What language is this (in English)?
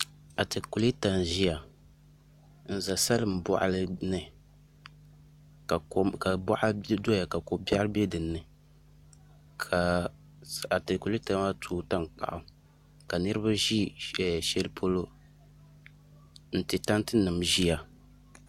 Dagbani